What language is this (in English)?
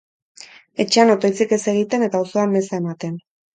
Basque